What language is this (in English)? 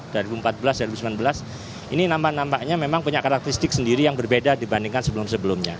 Indonesian